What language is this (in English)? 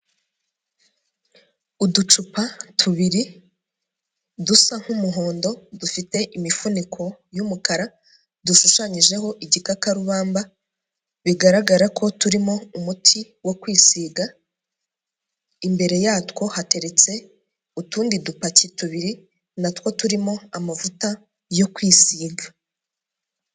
Kinyarwanda